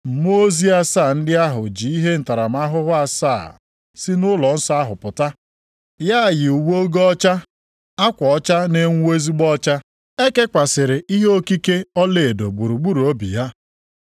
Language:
Igbo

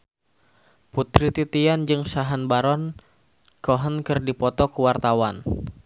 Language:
Sundanese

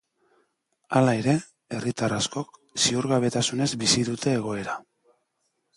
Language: Basque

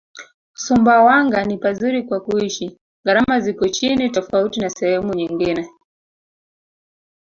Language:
Swahili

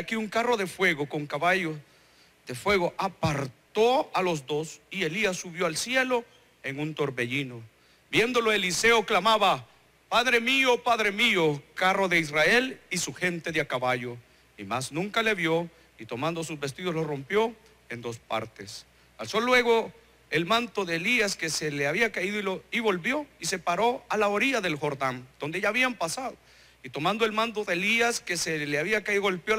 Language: Spanish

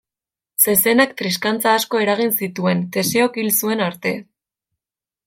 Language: Basque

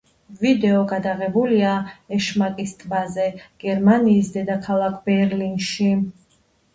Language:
Georgian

